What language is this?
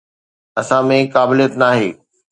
Sindhi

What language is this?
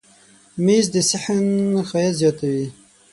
Pashto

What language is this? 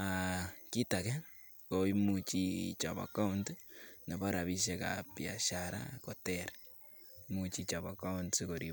Kalenjin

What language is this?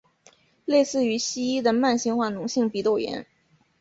Chinese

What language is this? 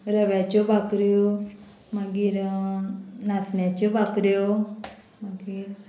Konkani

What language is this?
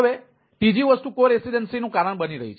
Gujarati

